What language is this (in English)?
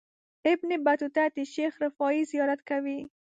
Pashto